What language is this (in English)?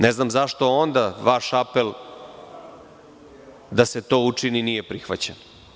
Serbian